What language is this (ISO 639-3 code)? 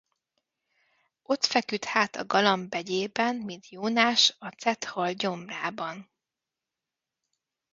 hun